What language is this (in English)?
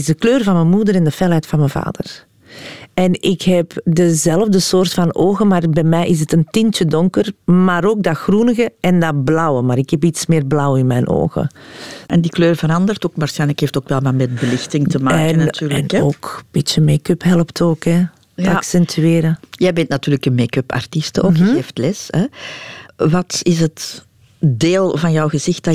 Dutch